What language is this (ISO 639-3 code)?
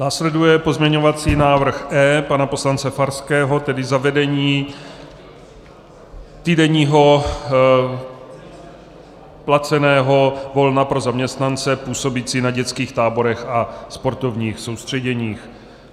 ces